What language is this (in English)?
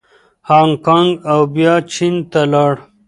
Pashto